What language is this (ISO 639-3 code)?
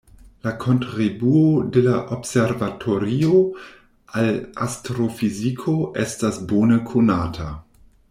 epo